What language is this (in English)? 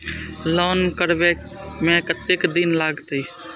Maithili